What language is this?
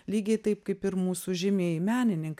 Lithuanian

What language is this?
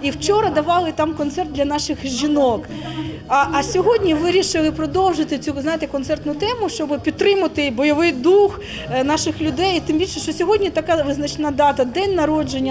Ukrainian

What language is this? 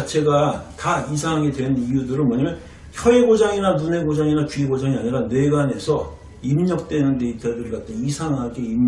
Korean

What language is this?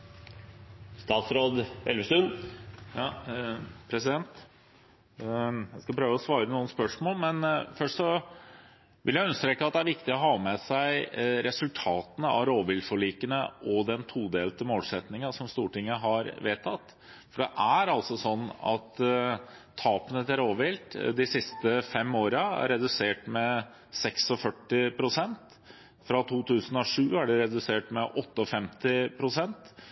Norwegian Bokmål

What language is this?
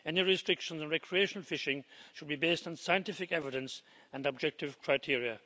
English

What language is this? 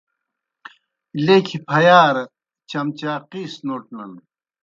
Kohistani Shina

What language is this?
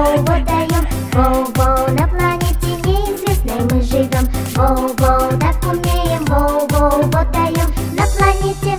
Russian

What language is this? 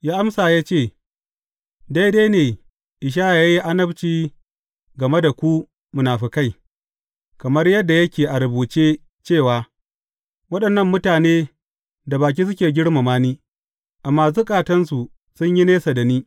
Hausa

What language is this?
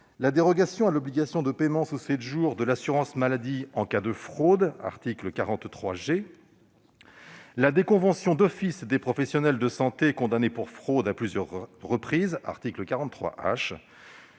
French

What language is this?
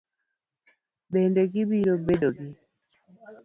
Luo (Kenya and Tanzania)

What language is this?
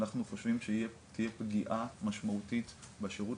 Hebrew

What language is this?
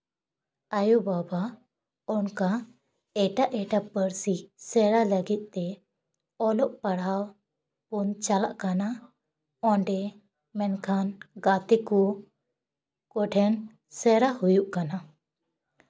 Santali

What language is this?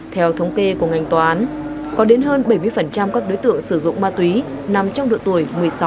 Vietnamese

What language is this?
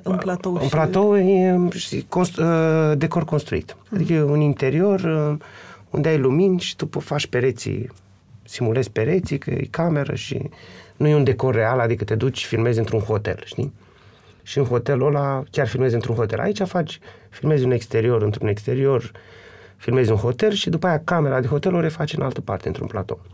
Romanian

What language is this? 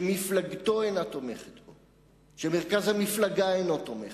Hebrew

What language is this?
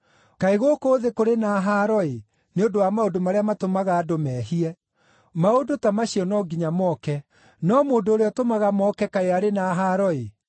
Kikuyu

